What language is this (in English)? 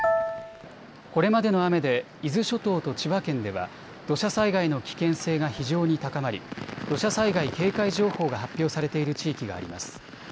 Japanese